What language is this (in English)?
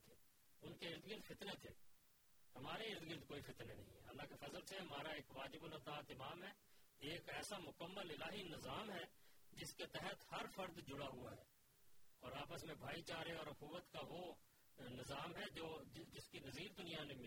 Urdu